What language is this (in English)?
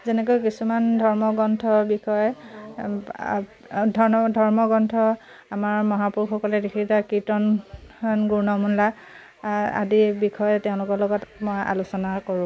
Assamese